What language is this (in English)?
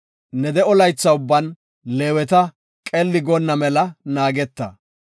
Gofa